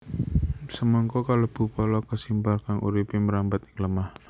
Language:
Javanese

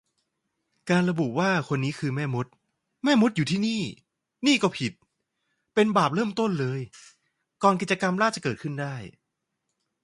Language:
Thai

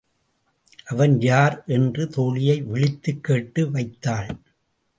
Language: Tamil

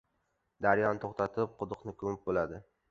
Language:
Uzbek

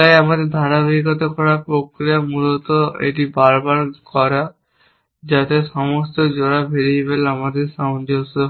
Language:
Bangla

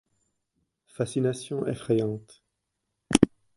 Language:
French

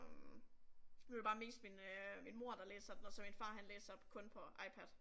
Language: Danish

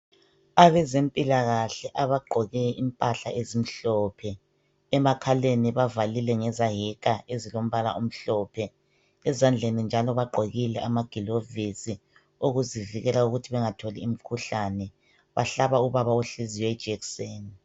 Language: North Ndebele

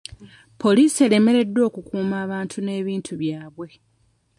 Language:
Ganda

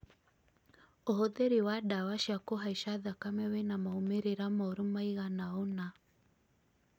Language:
Kikuyu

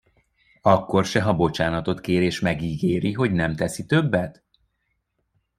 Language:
Hungarian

